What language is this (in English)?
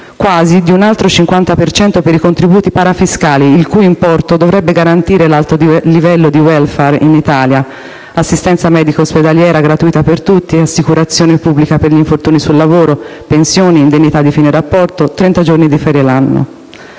Italian